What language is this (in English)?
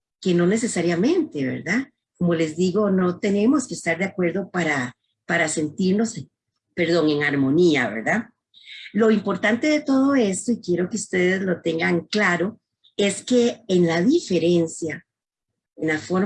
Spanish